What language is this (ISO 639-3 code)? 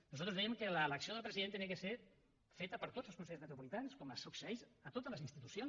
cat